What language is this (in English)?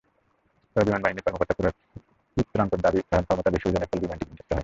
Bangla